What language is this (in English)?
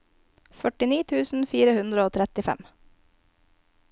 Norwegian